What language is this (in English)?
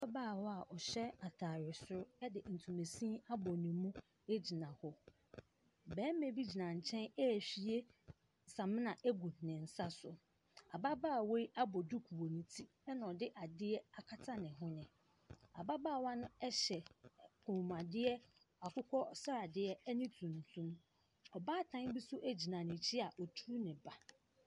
Akan